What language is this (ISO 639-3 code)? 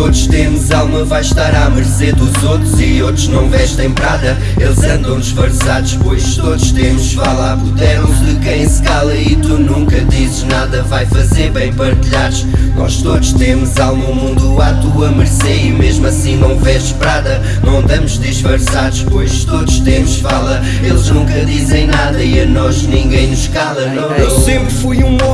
por